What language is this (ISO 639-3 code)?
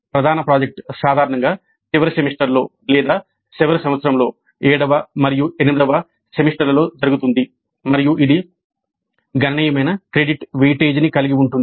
tel